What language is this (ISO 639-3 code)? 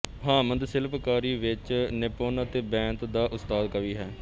pan